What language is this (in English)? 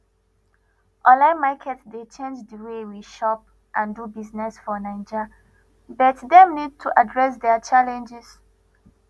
Nigerian Pidgin